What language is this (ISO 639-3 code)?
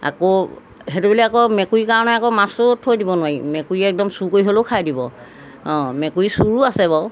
asm